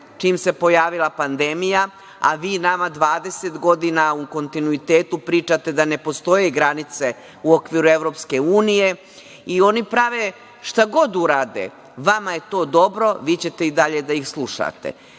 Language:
Serbian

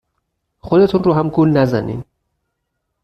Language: Persian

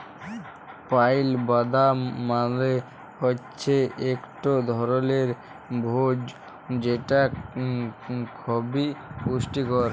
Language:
Bangla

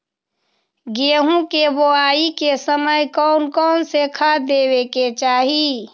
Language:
Magahi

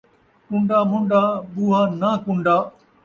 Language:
Saraiki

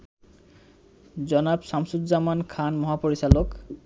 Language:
Bangla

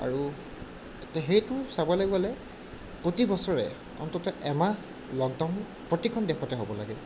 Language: Assamese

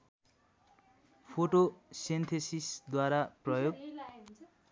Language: Nepali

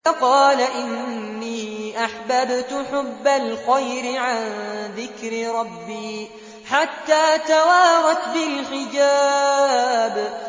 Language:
Arabic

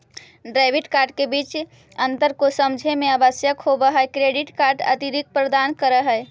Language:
Magahi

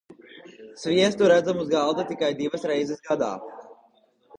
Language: Latvian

